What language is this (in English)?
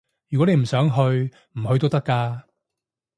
Cantonese